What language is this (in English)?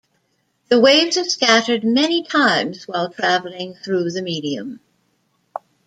English